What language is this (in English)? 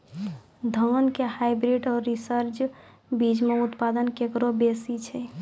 Maithili